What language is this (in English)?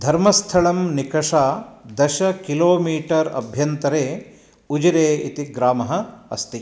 Sanskrit